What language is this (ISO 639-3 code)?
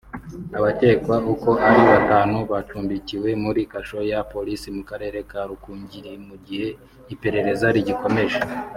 kin